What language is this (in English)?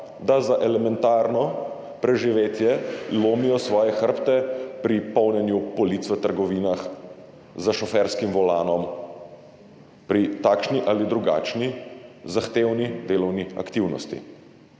Slovenian